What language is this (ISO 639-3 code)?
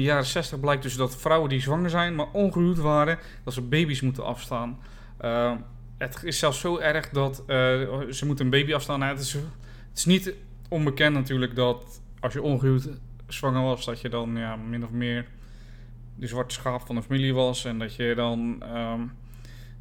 nld